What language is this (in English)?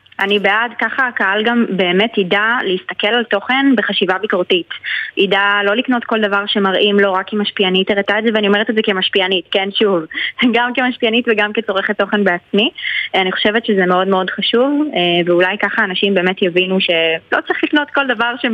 Hebrew